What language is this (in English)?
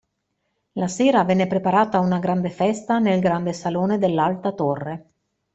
Italian